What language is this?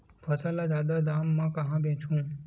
Chhattisgarhi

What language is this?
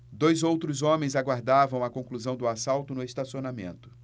Portuguese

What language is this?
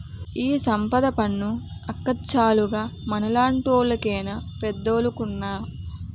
Telugu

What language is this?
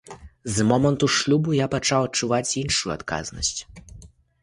Belarusian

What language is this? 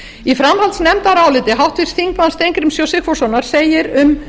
Icelandic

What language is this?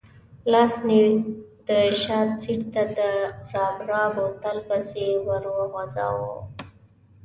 Pashto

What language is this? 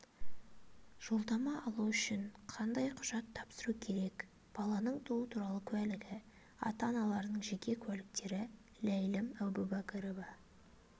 Kazakh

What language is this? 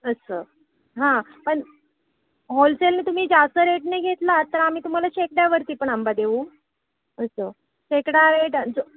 Marathi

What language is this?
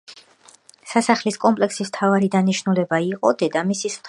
Georgian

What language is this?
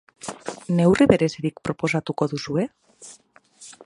Basque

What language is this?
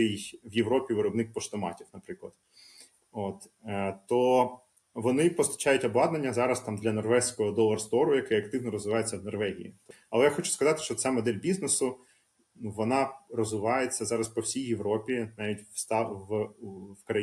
Ukrainian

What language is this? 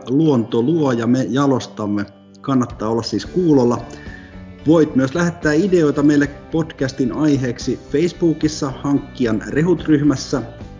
Finnish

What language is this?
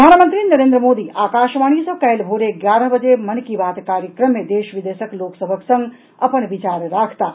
Maithili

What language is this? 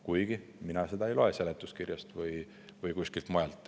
Estonian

